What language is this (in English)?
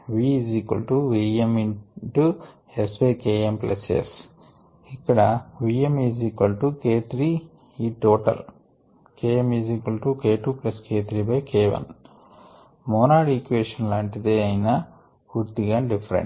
Telugu